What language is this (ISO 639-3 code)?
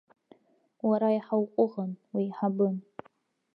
abk